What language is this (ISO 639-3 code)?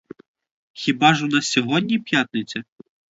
ukr